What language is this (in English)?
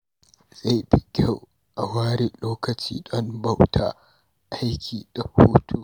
Hausa